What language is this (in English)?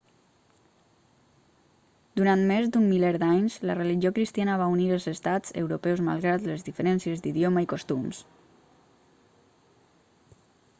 Catalan